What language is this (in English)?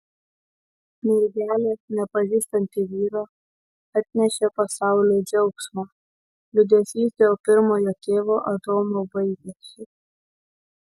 Lithuanian